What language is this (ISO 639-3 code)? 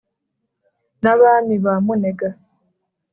kin